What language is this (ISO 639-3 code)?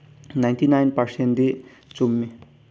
mni